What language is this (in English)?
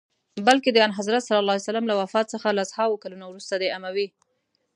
Pashto